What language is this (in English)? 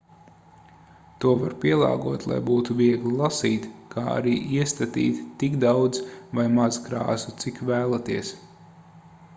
Latvian